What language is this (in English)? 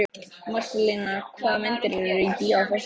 Icelandic